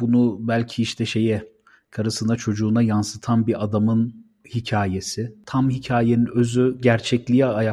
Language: Turkish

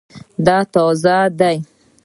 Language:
Pashto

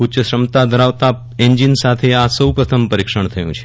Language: Gujarati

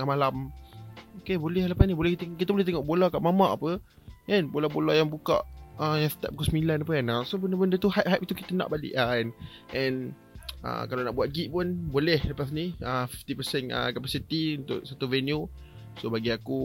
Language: Malay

